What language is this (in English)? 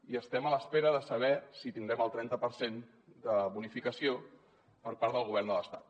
Catalan